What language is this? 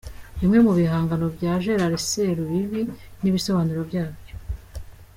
Kinyarwanda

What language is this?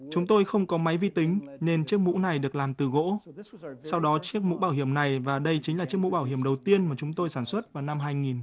Vietnamese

